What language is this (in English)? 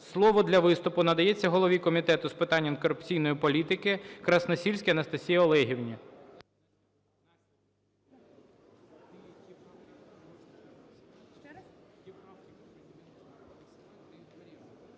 Ukrainian